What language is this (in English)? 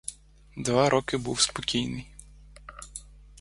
Ukrainian